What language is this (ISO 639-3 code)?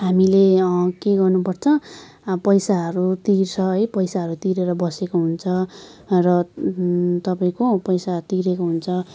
nep